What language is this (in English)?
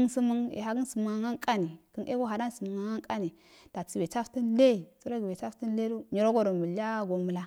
Afade